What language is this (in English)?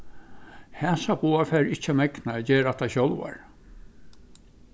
Faroese